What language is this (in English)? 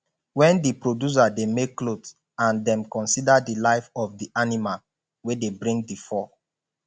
Nigerian Pidgin